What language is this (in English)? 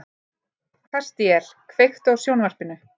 Icelandic